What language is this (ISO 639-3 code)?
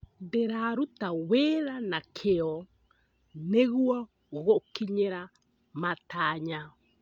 kik